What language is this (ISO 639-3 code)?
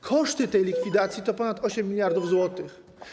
pol